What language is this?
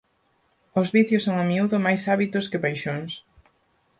Galician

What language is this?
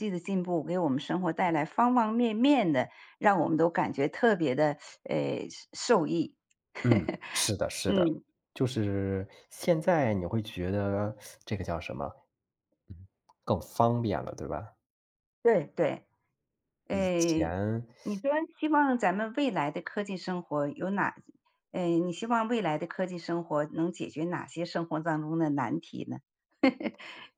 Chinese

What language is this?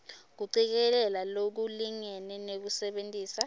Swati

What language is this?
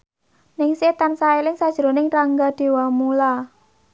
Javanese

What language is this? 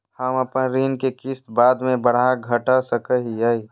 Magahi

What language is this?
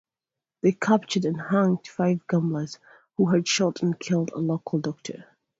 English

